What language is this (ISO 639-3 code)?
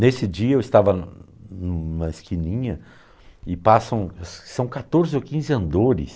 por